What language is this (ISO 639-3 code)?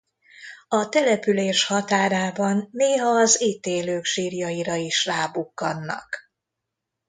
hun